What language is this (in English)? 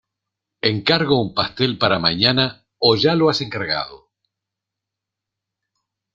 Spanish